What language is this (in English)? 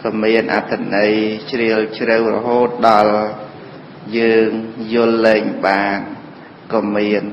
Vietnamese